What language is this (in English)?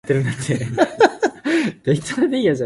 Cantonese